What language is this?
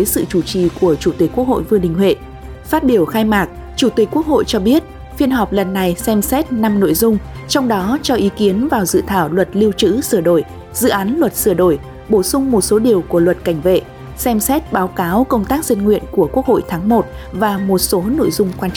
Vietnamese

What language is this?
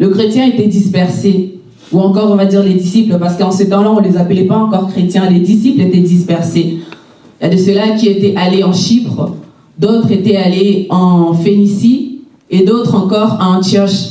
French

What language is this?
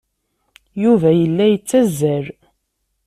Kabyle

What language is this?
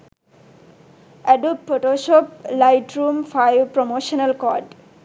Sinhala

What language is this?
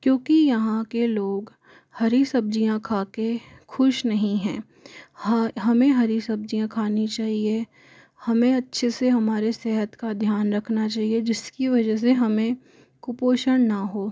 Hindi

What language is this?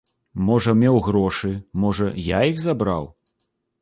Belarusian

